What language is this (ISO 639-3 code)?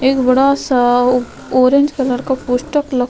hin